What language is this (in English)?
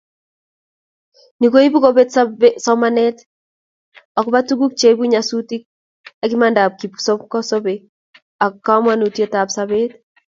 Kalenjin